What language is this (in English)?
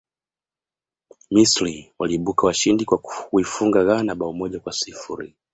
Swahili